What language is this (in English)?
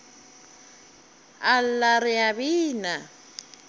Northern Sotho